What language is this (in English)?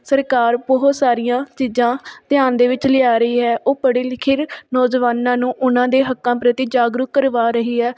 Punjabi